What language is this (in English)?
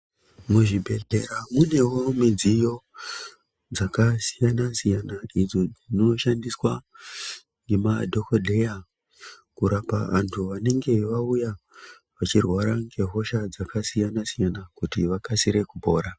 Ndau